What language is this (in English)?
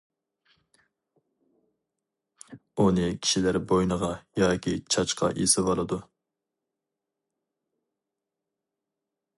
Uyghur